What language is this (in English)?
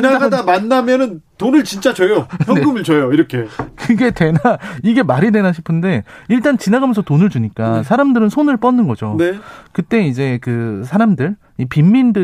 Korean